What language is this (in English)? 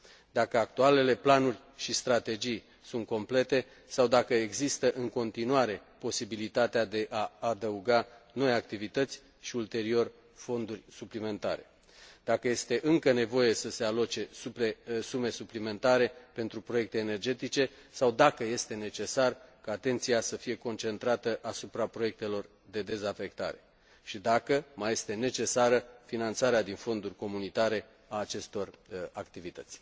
Romanian